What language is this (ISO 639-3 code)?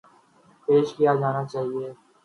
urd